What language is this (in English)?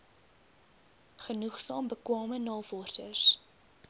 Afrikaans